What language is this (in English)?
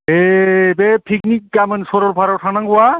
Bodo